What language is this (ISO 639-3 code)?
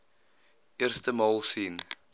afr